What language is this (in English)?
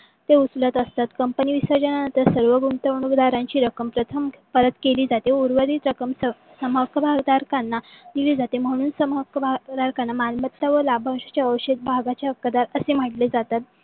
Marathi